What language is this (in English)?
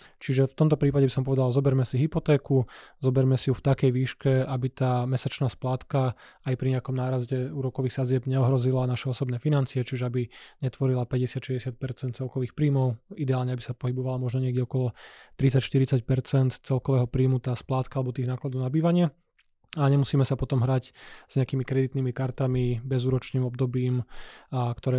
Slovak